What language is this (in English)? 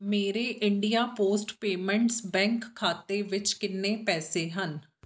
Punjabi